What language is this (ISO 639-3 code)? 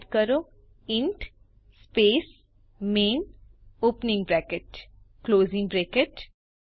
guj